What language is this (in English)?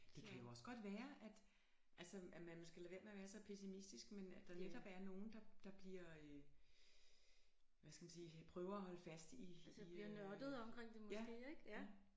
Danish